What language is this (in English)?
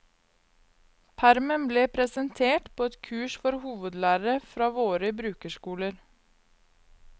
Norwegian